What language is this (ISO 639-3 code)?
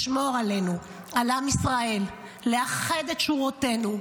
heb